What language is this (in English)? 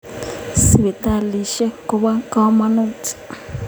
Kalenjin